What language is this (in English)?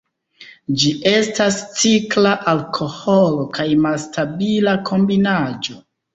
Esperanto